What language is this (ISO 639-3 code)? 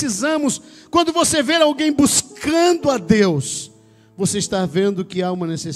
por